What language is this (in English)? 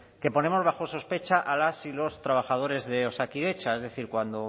Spanish